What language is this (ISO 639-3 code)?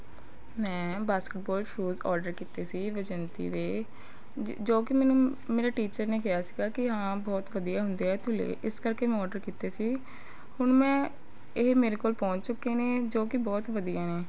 pan